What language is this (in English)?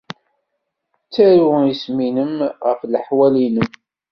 Kabyle